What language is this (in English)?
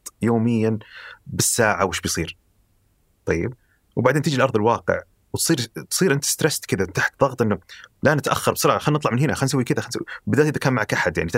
Arabic